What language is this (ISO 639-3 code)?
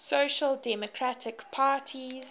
eng